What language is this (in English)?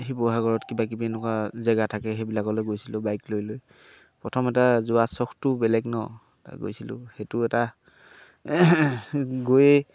Assamese